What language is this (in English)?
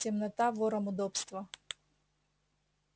Russian